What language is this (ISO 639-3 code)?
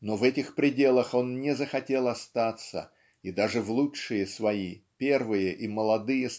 rus